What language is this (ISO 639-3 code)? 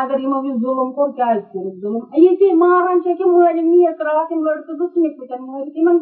urd